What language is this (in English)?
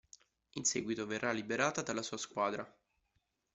Italian